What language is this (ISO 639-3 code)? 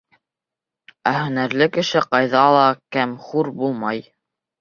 bak